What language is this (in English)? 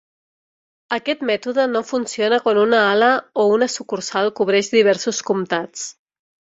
Catalan